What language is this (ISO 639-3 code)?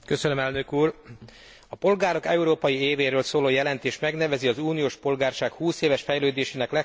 hun